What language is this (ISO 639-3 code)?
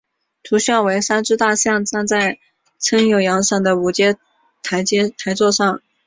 zho